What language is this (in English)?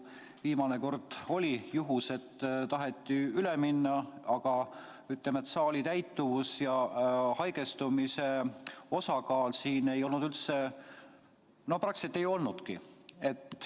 Estonian